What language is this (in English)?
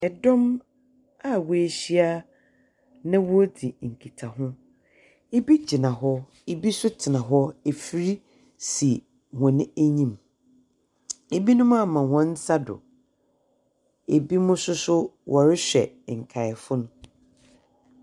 Akan